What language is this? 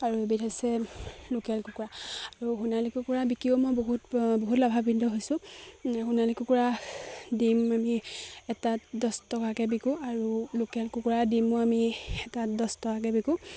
Assamese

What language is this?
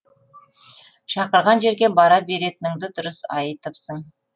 Kazakh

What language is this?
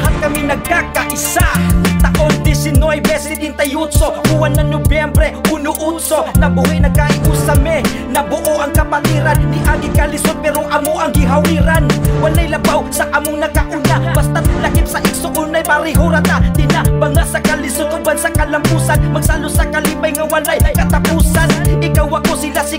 Indonesian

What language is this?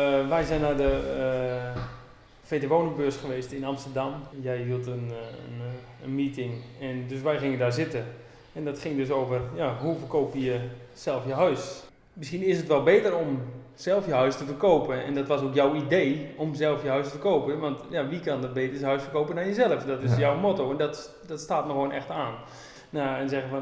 Dutch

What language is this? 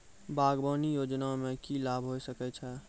Maithili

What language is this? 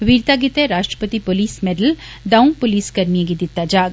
Dogri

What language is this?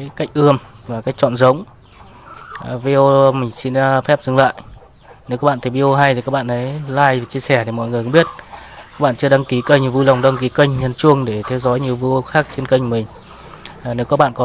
Vietnamese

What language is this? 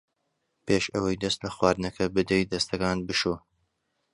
Central Kurdish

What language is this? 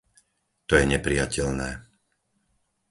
Slovak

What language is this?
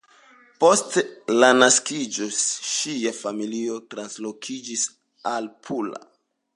Esperanto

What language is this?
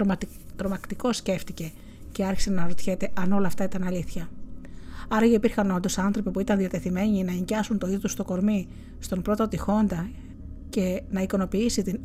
Greek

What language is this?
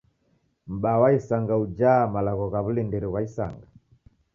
Taita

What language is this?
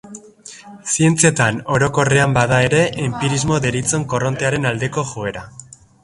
Basque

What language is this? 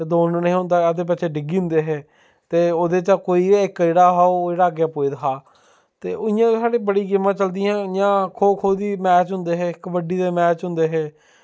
Dogri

